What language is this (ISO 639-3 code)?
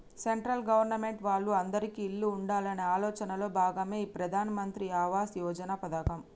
tel